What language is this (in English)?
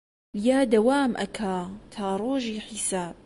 Central Kurdish